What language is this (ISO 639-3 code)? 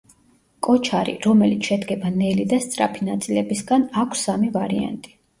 kat